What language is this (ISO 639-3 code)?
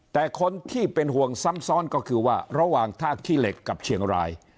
tha